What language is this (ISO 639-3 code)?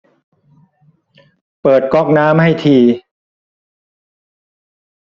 tha